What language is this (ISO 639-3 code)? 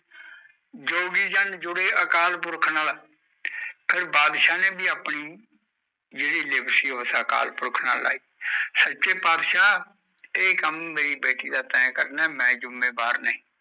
pan